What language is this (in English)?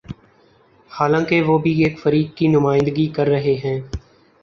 Urdu